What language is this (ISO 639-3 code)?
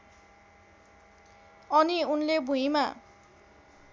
nep